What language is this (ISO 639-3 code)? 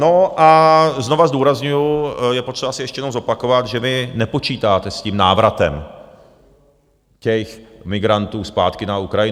ces